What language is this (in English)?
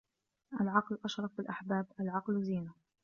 Arabic